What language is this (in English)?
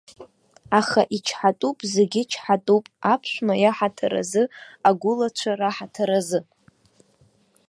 Abkhazian